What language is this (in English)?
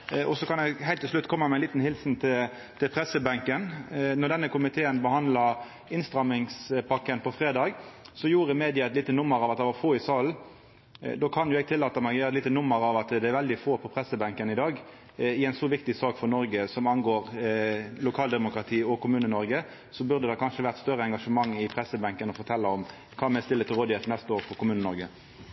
Norwegian Nynorsk